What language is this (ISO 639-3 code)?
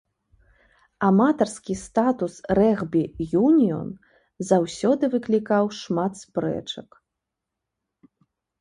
bel